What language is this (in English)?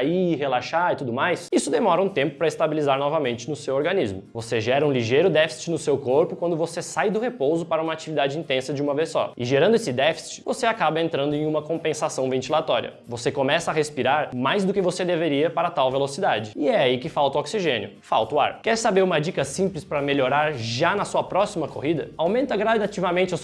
Portuguese